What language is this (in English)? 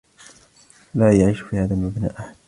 Arabic